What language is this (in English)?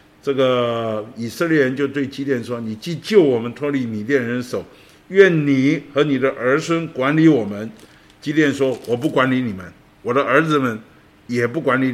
Chinese